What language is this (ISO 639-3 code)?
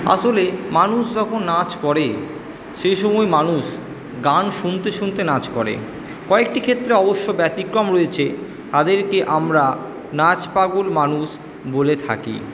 ben